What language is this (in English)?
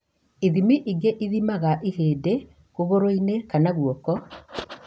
Kikuyu